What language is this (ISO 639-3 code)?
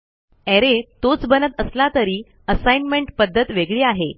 mar